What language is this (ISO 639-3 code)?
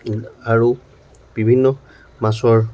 asm